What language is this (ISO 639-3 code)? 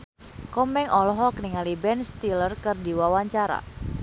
sun